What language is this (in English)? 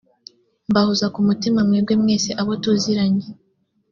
Kinyarwanda